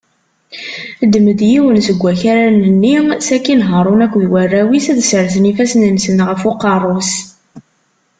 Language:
Kabyle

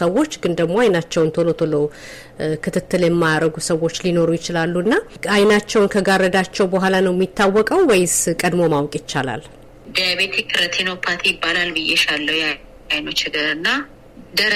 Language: Amharic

